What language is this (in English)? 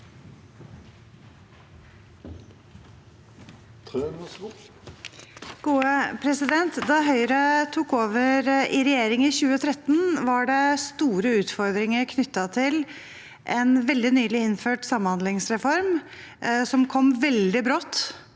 Norwegian